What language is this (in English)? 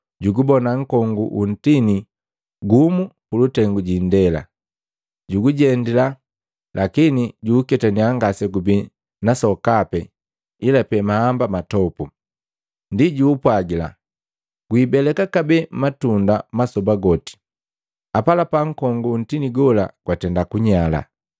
Matengo